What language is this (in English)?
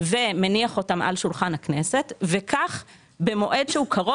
Hebrew